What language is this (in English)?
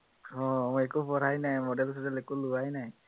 Assamese